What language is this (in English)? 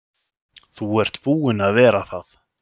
Icelandic